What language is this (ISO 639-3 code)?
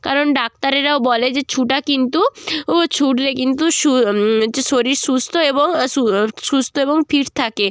ben